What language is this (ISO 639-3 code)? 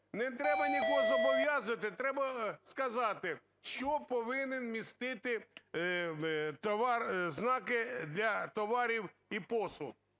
ukr